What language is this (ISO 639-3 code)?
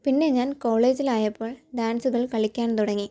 mal